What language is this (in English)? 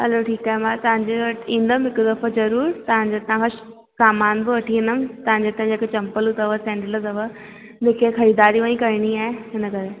Sindhi